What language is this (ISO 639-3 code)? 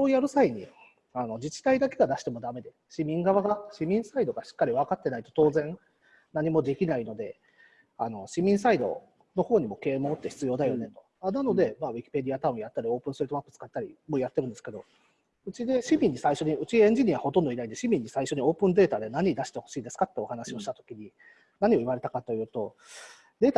jpn